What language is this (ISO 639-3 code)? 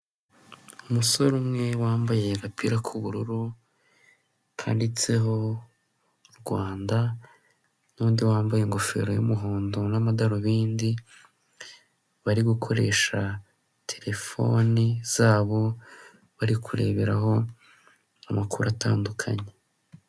kin